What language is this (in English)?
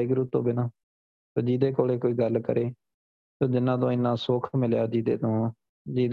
Punjabi